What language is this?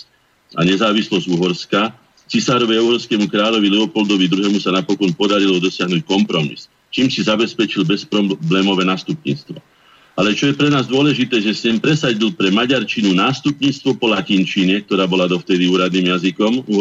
Slovak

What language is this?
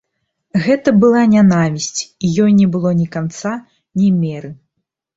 Belarusian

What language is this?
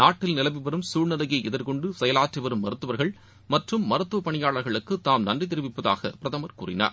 Tamil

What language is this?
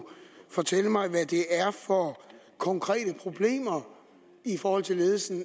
Danish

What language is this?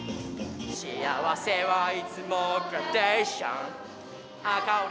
Japanese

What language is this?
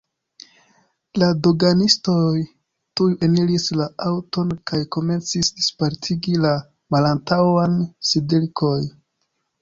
Esperanto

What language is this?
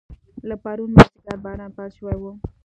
Pashto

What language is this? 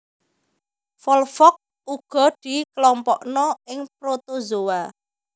Javanese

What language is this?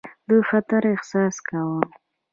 Pashto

